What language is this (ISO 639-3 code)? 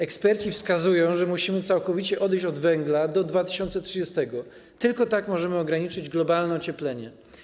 pol